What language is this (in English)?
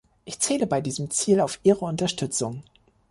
German